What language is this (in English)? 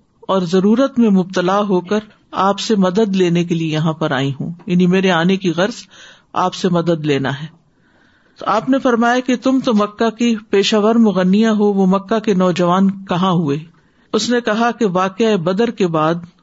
Urdu